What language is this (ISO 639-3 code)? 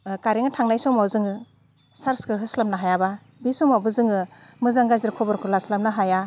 brx